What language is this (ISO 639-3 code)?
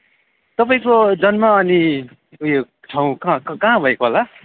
nep